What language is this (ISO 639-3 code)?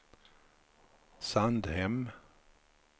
swe